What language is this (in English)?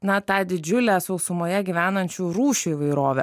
Lithuanian